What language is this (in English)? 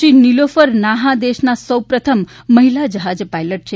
Gujarati